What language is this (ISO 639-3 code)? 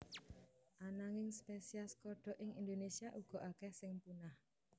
jav